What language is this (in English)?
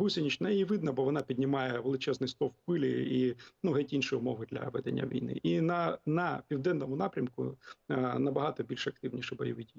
Ukrainian